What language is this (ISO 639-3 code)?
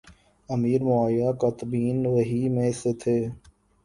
urd